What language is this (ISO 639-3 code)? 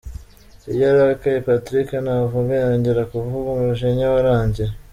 kin